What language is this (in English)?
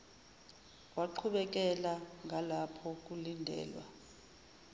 Zulu